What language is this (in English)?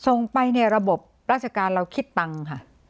Thai